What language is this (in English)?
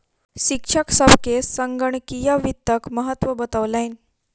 Maithili